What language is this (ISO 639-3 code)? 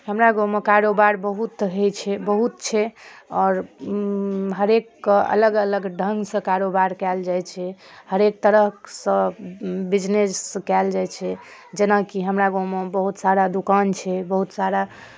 mai